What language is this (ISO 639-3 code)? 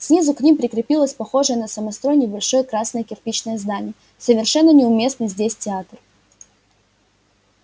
rus